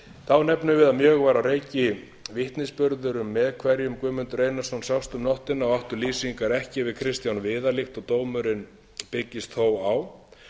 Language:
Icelandic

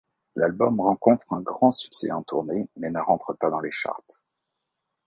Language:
French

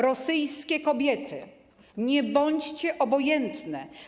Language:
Polish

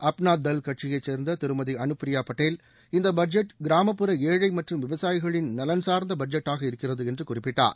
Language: Tamil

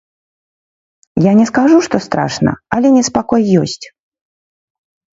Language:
Belarusian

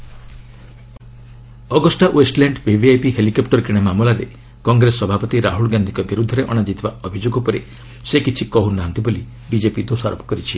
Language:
Odia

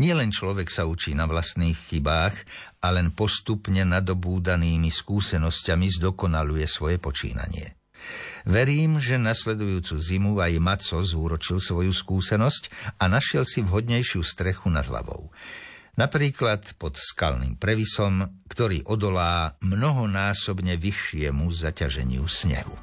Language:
Slovak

